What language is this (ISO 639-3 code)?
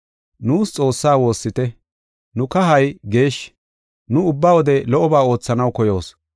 gof